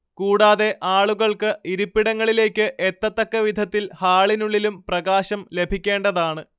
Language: Malayalam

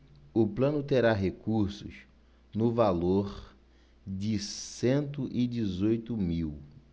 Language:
Portuguese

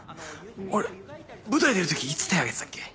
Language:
Japanese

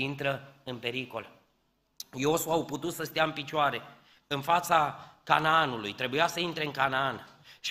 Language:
Romanian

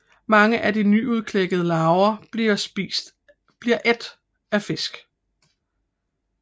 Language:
Danish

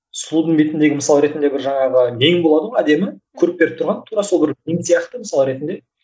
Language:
Kazakh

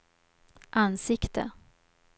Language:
Swedish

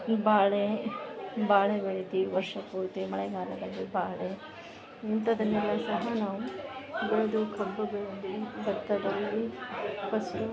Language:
Kannada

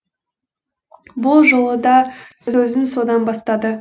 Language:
Kazakh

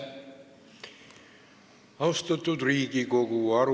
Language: Estonian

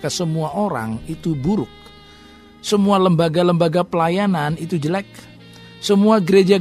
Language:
Indonesian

